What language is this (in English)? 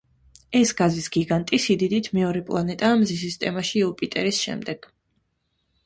Georgian